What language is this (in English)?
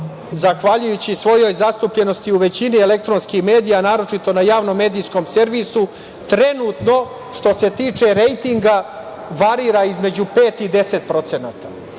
Serbian